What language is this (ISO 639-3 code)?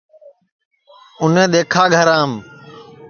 ssi